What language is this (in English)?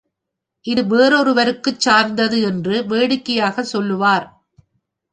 Tamil